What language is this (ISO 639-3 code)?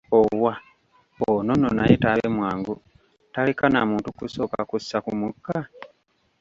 lug